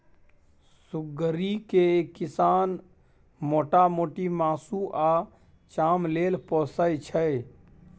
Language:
Maithili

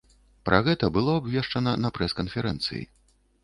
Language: Belarusian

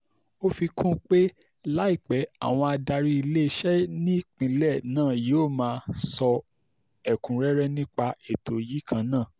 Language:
Yoruba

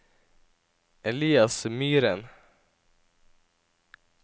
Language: Norwegian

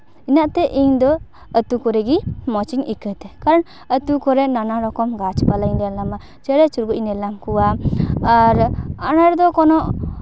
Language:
Santali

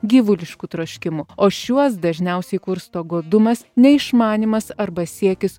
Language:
Lithuanian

